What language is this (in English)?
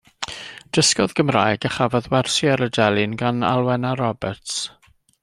Welsh